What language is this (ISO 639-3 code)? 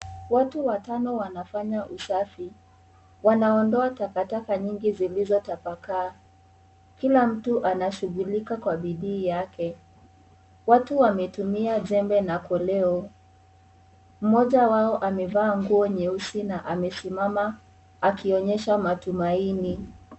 swa